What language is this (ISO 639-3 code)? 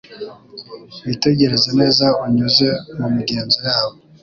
kin